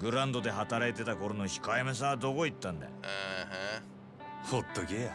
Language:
Japanese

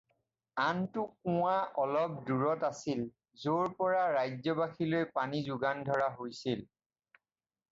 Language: Assamese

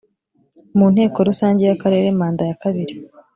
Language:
Kinyarwanda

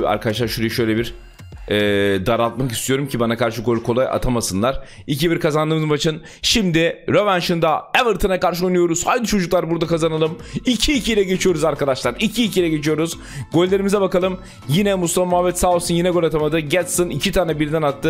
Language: Turkish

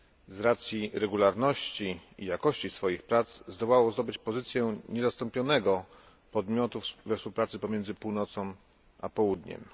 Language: Polish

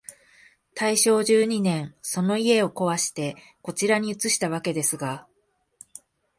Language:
Japanese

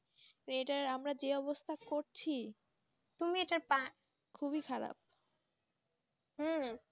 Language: Bangla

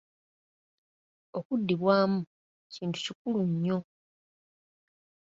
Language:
Ganda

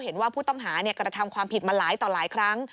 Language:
Thai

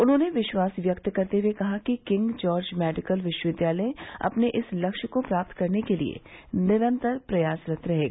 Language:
Hindi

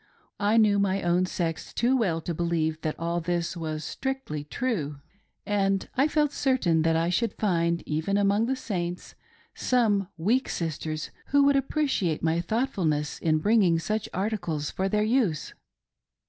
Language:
English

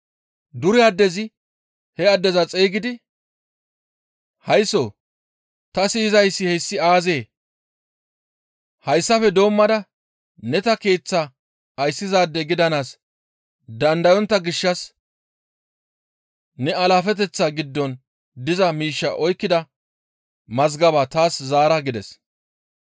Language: Gamo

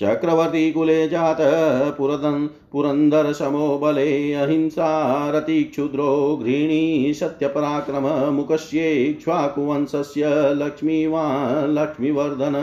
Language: Hindi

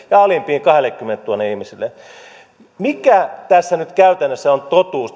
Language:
Finnish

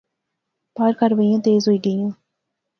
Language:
Pahari-Potwari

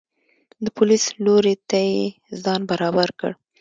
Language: Pashto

